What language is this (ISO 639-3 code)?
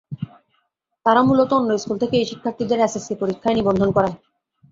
ben